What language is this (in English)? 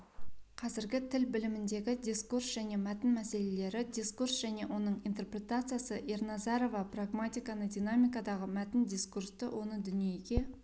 Kazakh